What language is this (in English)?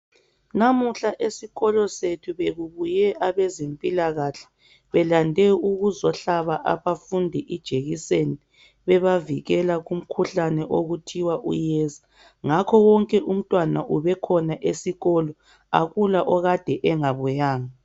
North Ndebele